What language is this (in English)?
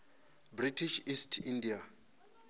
Venda